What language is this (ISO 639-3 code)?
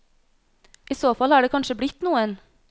nor